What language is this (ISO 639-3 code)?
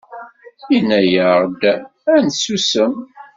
kab